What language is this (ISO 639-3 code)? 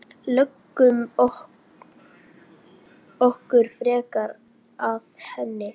isl